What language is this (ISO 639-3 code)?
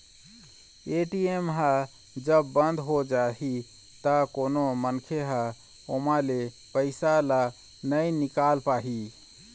hne